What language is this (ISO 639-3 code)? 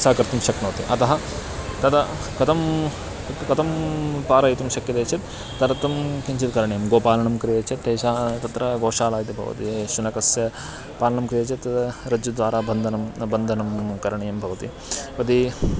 san